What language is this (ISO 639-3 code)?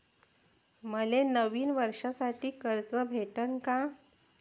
mar